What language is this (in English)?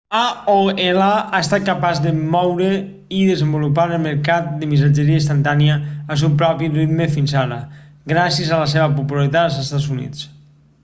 Catalan